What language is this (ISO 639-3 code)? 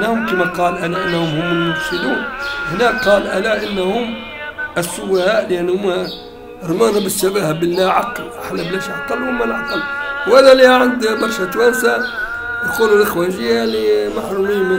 ara